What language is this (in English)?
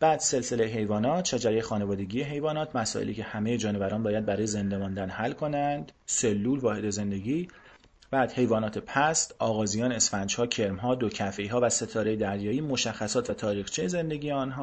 Persian